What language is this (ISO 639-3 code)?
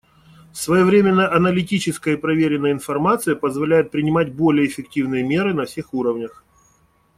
rus